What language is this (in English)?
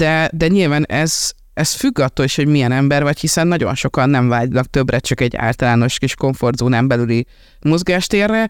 Hungarian